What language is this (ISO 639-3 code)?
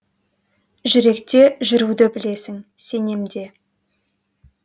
kaz